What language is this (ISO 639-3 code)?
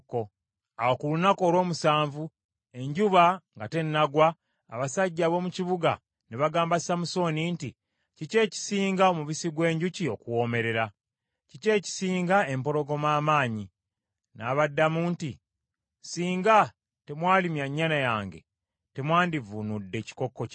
lug